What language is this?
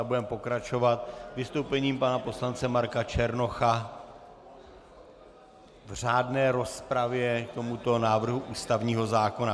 Czech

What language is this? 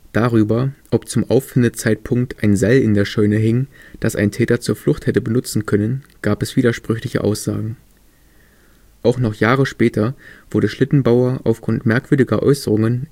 German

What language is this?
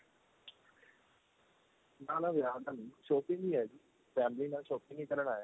Punjabi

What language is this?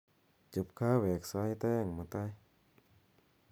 Kalenjin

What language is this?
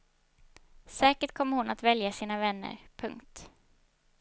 Swedish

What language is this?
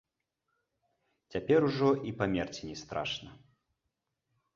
Belarusian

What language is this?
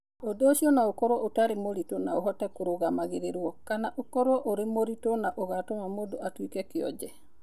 Kikuyu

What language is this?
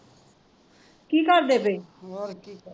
Punjabi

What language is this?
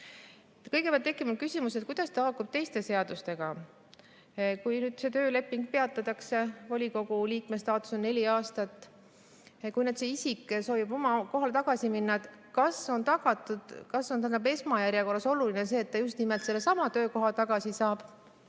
Estonian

